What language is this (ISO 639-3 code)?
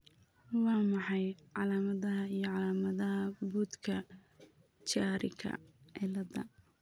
som